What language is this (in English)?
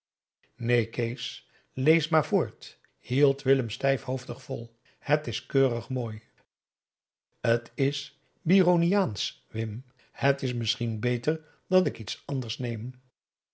Dutch